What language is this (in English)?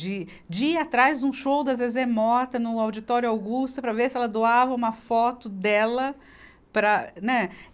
Portuguese